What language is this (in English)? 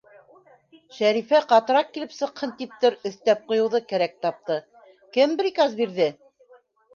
Bashkir